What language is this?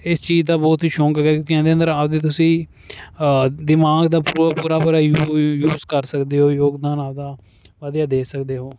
Punjabi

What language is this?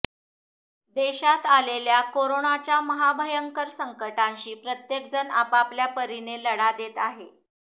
Marathi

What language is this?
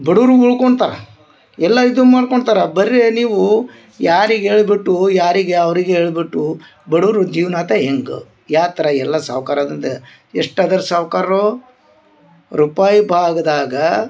Kannada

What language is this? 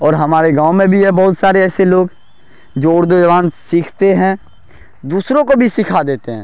Urdu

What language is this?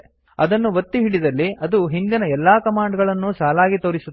Kannada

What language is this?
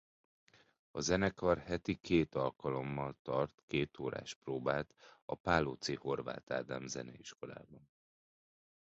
Hungarian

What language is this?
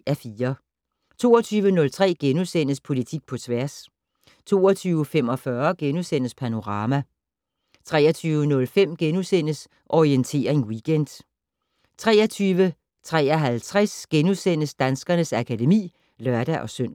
Danish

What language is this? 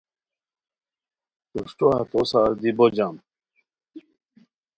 Khowar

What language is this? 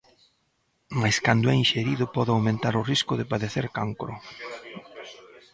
Galician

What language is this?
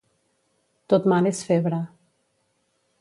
Catalan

